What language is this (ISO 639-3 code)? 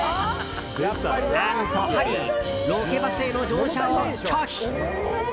jpn